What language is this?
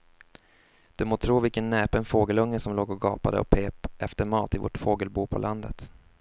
Swedish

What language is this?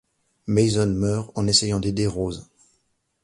French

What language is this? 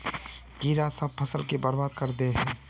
Magahi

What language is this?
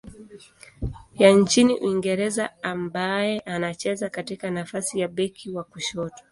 Swahili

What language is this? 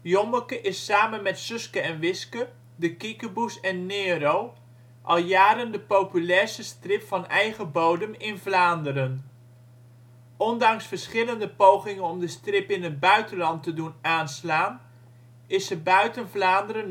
Dutch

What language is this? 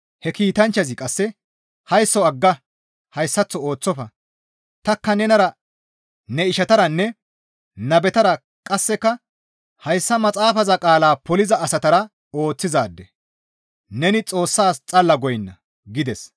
Gamo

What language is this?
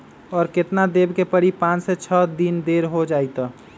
Magahi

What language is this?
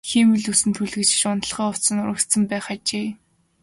Mongolian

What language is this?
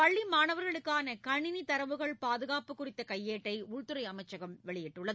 Tamil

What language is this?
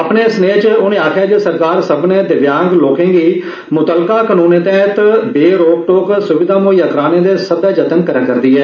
Dogri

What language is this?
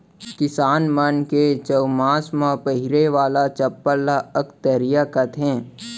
Chhattisgarhi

